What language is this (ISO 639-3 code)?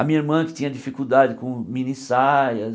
por